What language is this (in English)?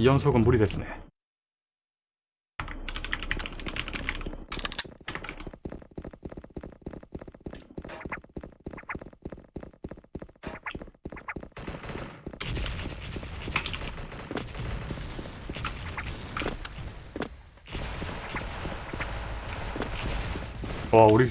Korean